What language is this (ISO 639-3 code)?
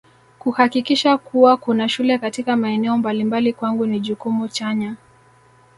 swa